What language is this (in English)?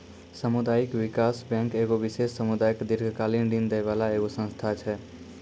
Maithili